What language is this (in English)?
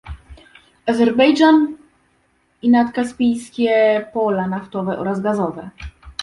Polish